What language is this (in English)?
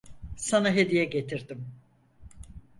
Turkish